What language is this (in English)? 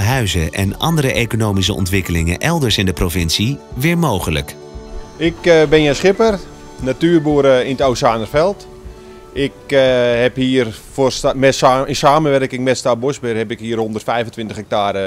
Dutch